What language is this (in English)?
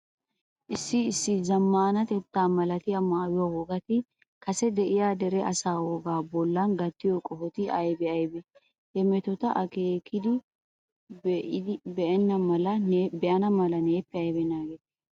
Wolaytta